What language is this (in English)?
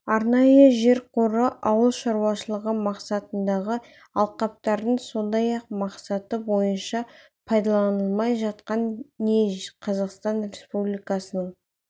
Kazakh